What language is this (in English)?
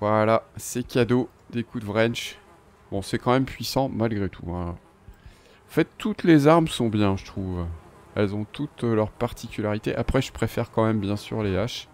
French